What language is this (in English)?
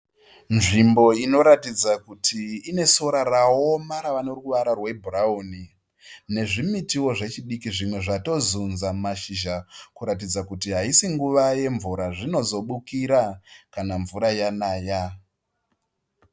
Shona